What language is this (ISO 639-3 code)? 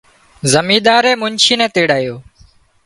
kxp